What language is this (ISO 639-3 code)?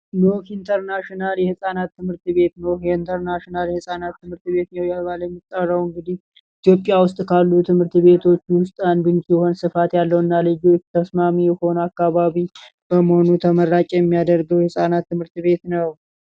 amh